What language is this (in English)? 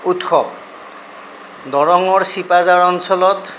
Assamese